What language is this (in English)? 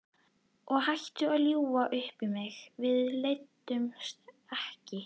Icelandic